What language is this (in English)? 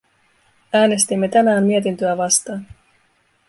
Finnish